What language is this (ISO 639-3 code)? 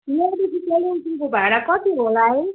nep